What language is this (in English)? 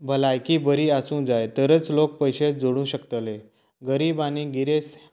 Konkani